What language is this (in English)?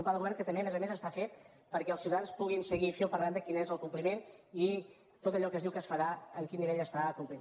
Catalan